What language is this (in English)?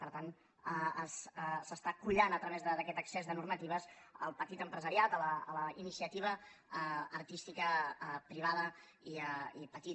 Catalan